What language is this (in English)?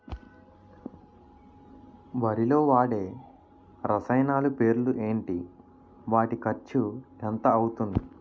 Telugu